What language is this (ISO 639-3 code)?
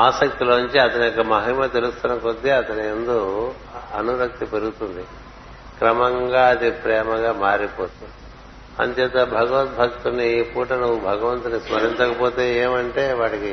tel